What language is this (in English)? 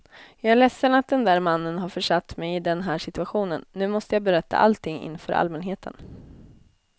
Swedish